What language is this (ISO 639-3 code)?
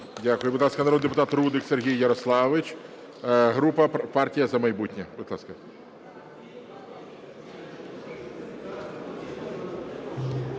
ukr